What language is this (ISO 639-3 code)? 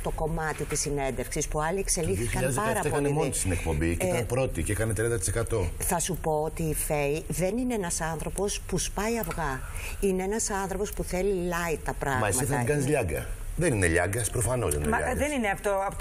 ell